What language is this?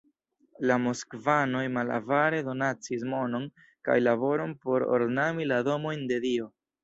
Esperanto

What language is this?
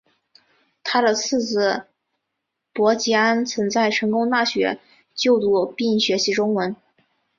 Chinese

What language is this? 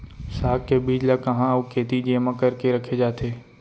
Chhattisgarhi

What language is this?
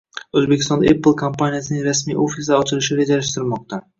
Uzbek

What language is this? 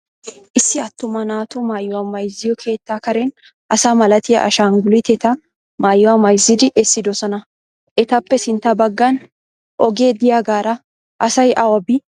Wolaytta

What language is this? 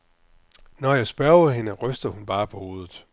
Danish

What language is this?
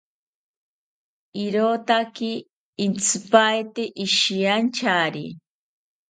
South Ucayali Ashéninka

